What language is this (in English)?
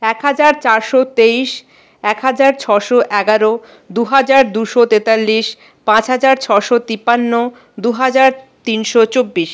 Bangla